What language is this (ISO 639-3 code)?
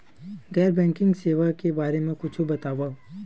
hne